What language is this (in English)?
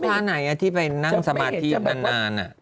Thai